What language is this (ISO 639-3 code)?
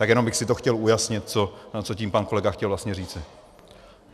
ces